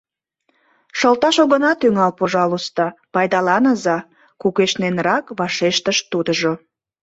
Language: Mari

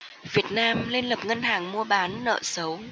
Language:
Vietnamese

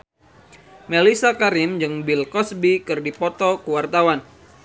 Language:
Sundanese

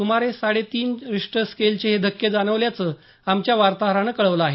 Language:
Marathi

